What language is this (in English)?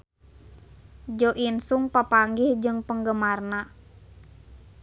Sundanese